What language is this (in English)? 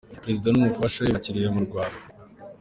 Kinyarwanda